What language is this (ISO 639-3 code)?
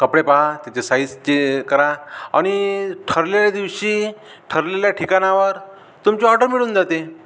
mar